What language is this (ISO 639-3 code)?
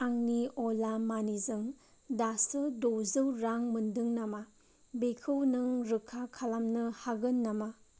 brx